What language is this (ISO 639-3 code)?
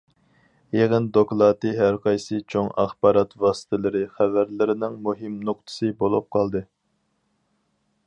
uig